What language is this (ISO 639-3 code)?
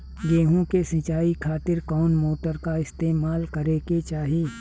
bho